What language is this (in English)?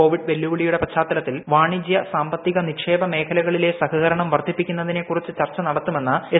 Malayalam